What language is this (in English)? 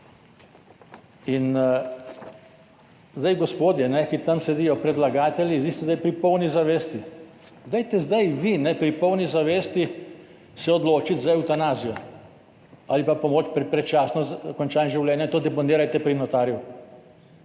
Slovenian